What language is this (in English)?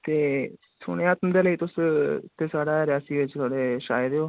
Dogri